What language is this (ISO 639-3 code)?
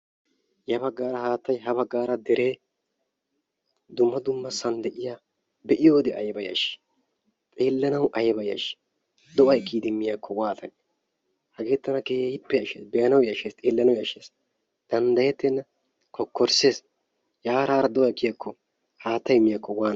wal